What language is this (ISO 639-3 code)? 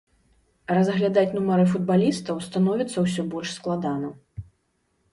bel